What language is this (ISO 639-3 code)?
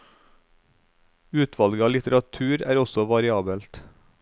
nor